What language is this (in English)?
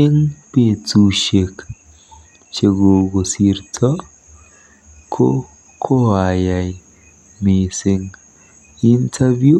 Kalenjin